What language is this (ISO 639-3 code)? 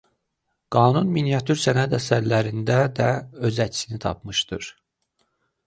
aze